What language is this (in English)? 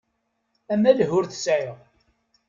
Kabyle